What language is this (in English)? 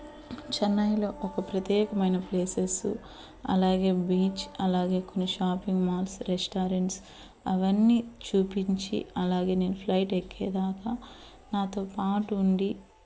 Telugu